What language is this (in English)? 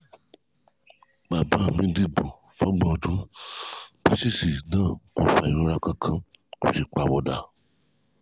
Yoruba